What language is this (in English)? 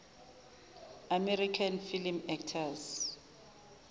Zulu